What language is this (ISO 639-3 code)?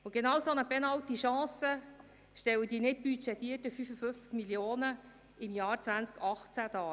gsw